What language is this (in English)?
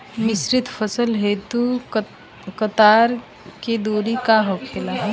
Bhojpuri